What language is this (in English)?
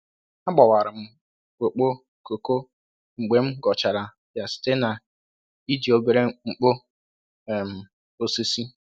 Igbo